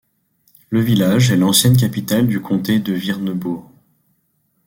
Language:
French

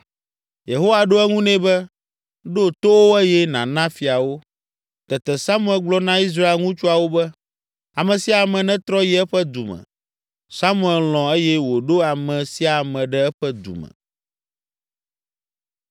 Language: Ewe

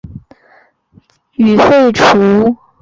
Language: Chinese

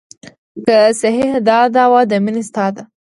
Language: Pashto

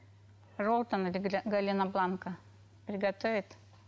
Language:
Kazakh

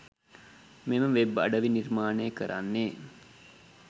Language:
Sinhala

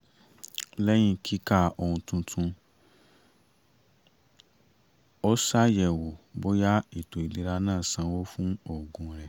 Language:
Yoruba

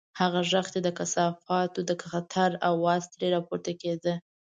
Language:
Pashto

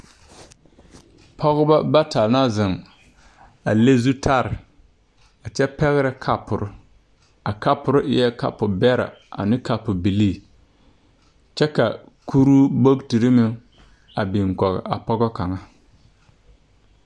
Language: Southern Dagaare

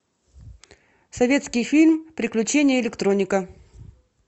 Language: Russian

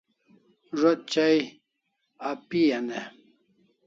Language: Kalasha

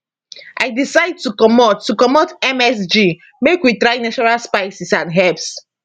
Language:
Nigerian Pidgin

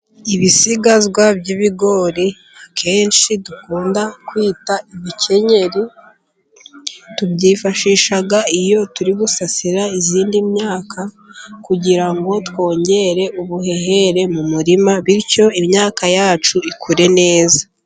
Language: Kinyarwanda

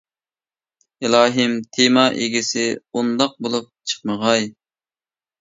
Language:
Uyghur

